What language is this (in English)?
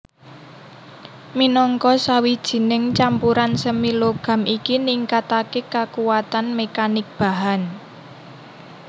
Javanese